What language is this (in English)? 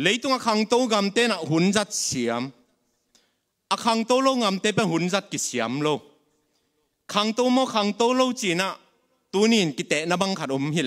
Thai